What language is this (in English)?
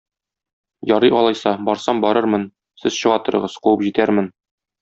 Tatar